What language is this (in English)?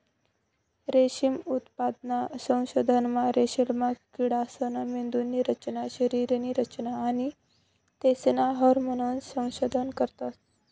Marathi